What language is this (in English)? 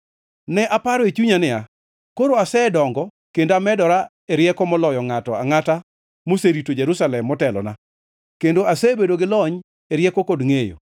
Luo (Kenya and Tanzania)